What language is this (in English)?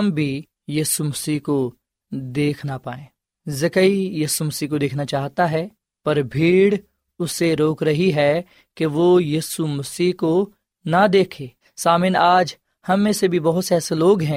Urdu